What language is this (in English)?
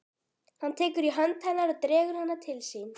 Icelandic